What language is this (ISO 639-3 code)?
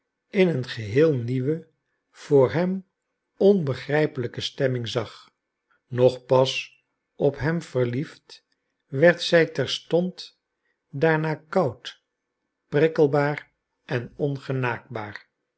nld